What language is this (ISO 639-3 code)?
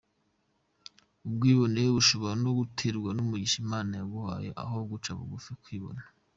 kin